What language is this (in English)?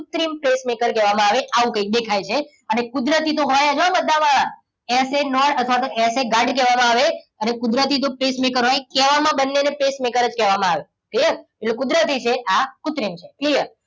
Gujarati